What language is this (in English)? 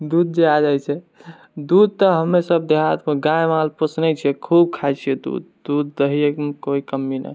Maithili